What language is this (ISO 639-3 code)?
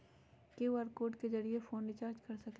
mag